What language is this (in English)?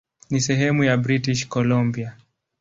Swahili